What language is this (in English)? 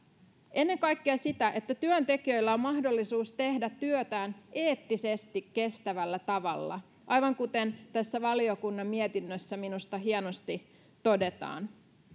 Finnish